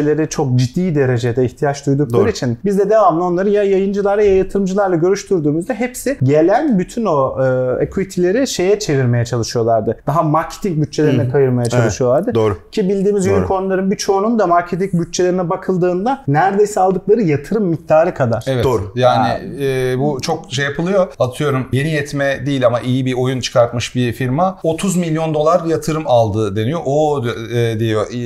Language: Turkish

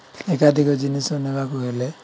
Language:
Odia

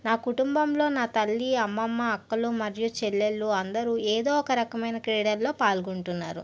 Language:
Telugu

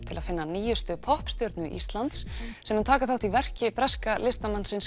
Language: Icelandic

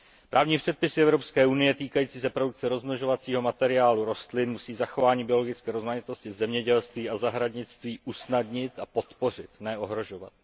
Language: Czech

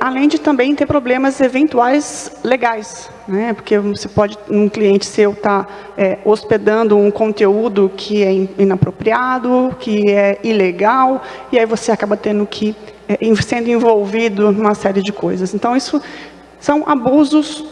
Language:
Portuguese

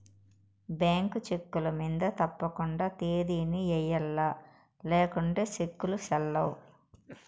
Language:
Telugu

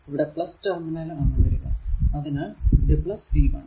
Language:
Malayalam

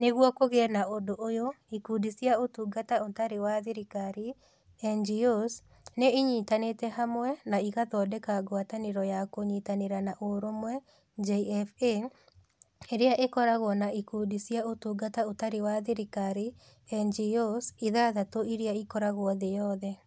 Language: Kikuyu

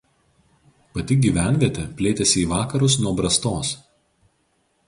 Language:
Lithuanian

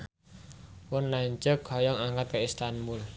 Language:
Sundanese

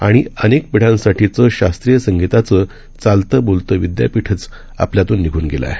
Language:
Marathi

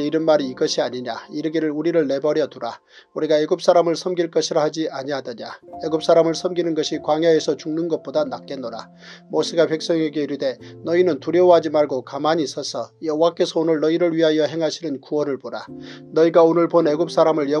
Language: Korean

